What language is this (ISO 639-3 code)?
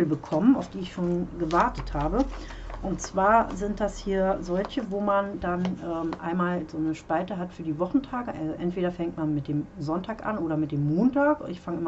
deu